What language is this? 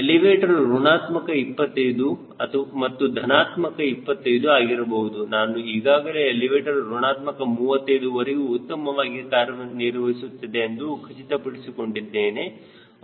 Kannada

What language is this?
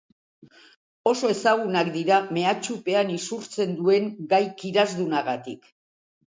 Basque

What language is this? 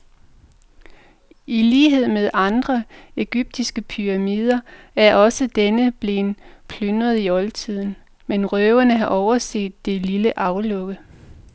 Danish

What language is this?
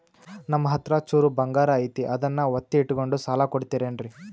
Kannada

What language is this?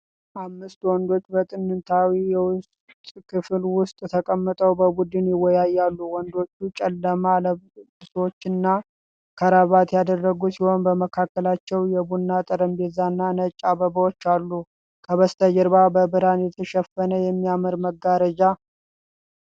Amharic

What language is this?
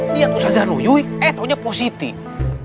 Indonesian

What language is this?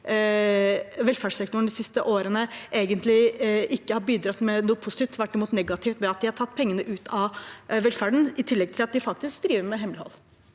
Norwegian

